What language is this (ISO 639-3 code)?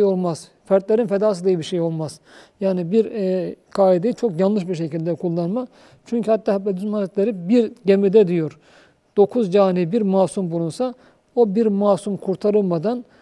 tur